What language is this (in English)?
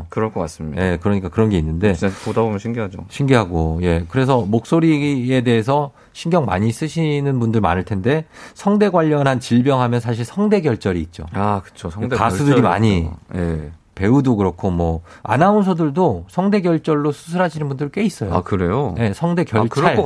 Korean